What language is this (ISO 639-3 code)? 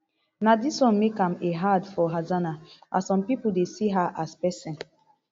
pcm